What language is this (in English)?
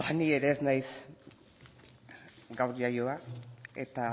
Basque